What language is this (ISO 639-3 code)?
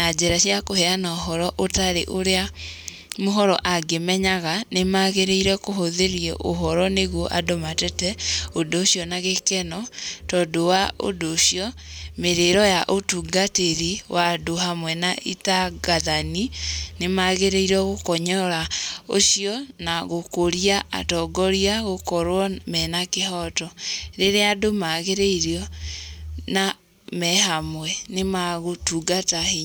kik